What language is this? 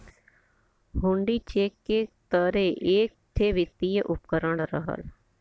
Bhojpuri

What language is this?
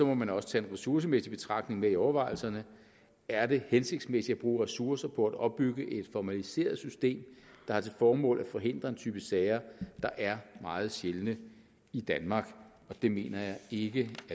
Danish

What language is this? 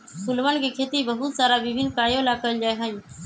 Magahi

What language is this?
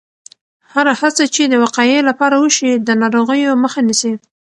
Pashto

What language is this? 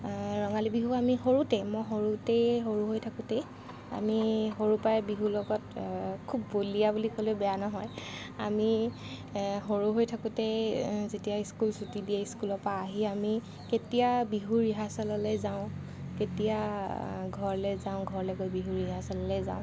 Assamese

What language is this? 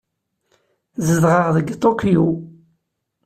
Kabyle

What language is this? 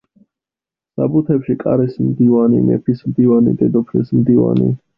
Georgian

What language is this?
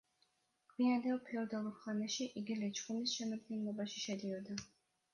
Georgian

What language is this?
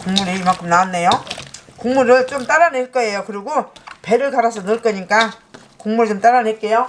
Korean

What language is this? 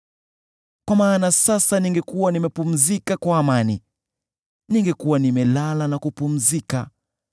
Swahili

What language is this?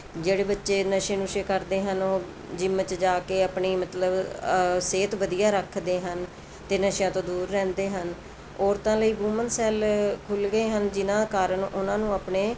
Punjabi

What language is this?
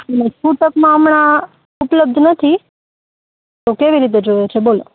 Gujarati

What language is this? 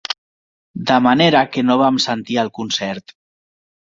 Catalan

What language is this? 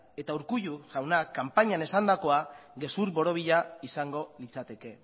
Basque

